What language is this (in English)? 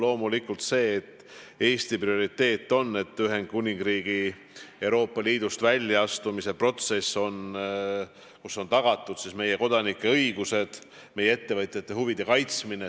Estonian